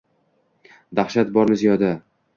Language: Uzbek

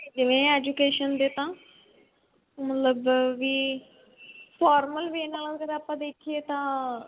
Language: Punjabi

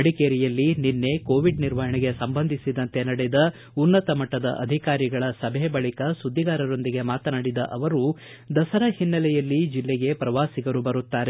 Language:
Kannada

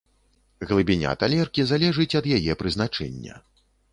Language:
Belarusian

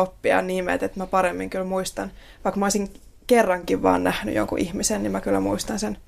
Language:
Finnish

